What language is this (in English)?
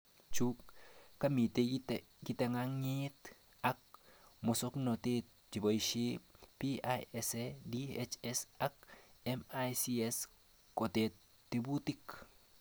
Kalenjin